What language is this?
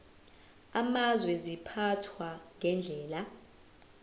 Zulu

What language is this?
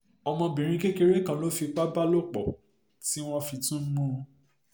Yoruba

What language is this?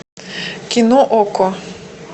Russian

